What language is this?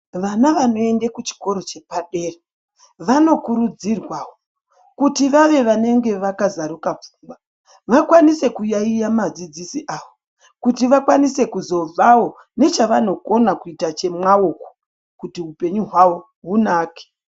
Ndau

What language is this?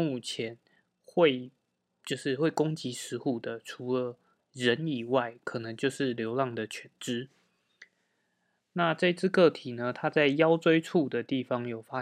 Chinese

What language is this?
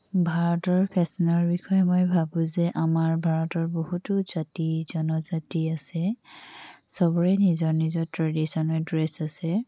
Assamese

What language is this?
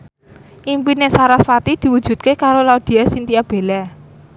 Javanese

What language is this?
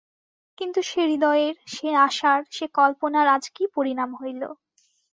Bangla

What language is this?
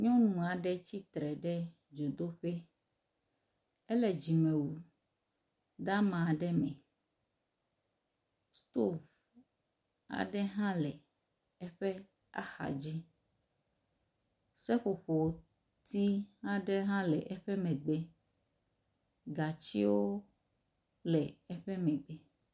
Ewe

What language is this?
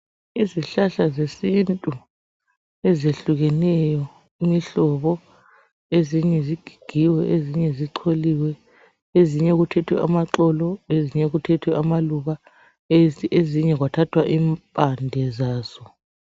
North Ndebele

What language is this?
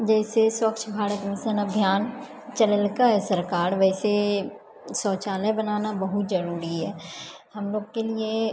Maithili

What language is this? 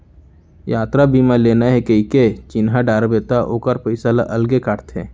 Chhattisgarhi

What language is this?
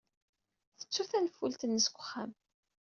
Kabyle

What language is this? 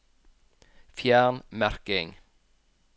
Norwegian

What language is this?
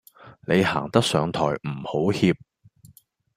Cantonese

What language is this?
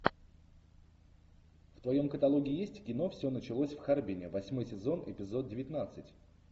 Russian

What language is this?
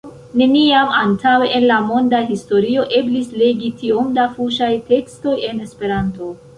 Esperanto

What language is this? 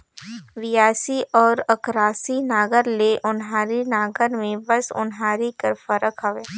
Chhattisgarhi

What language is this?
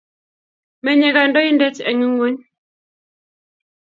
Kalenjin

